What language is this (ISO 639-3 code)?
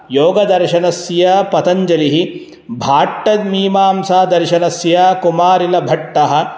san